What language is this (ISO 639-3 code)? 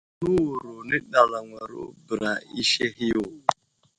udl